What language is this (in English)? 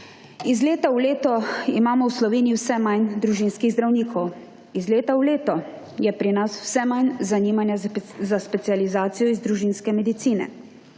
Slovenian